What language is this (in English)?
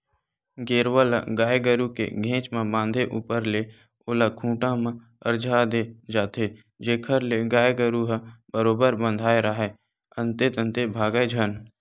Chhattisgarhi